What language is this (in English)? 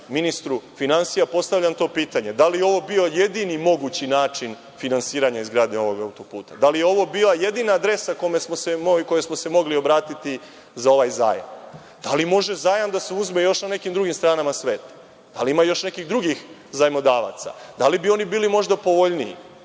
Serbian